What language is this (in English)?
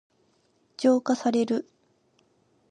Japanese